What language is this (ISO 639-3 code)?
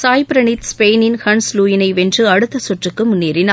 tam